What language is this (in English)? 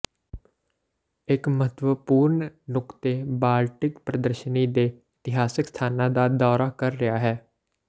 Punjabi